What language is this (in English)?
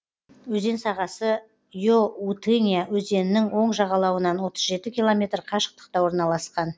Kazakh